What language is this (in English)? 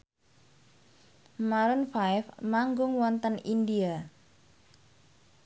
Javanese